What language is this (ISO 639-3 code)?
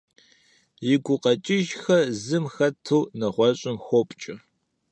kbd